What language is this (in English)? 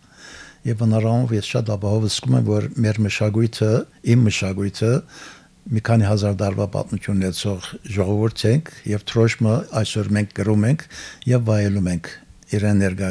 Turkish